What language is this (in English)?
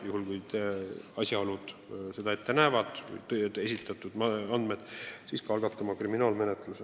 Estonian